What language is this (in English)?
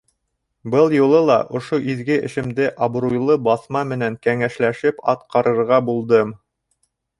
Bashkir